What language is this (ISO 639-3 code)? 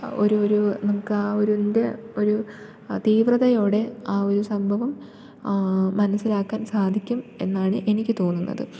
mal